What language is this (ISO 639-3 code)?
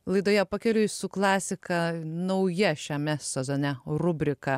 lit